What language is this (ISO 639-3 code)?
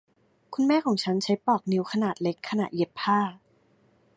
tha